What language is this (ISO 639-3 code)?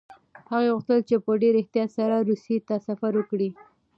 pus